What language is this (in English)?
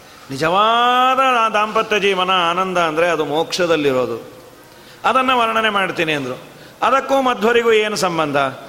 Kannada